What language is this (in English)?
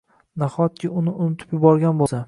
Uzbek